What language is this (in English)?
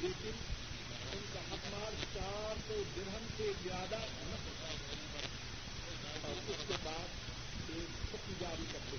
Urdu